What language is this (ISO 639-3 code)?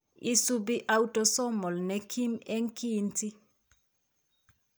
kln